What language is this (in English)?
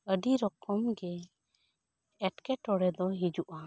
Santali